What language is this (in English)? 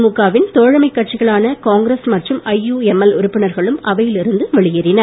Tamil